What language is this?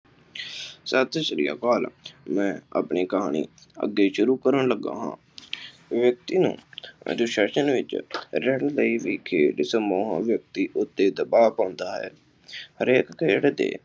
Punjabi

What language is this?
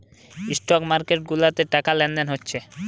Bangla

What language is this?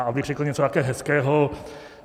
Czech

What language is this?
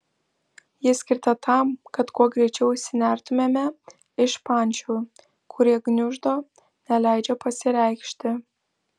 Lithuanian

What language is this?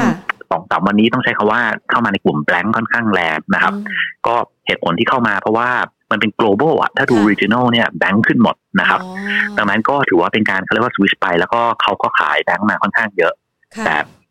Thai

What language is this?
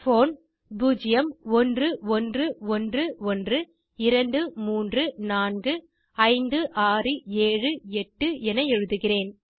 Tamil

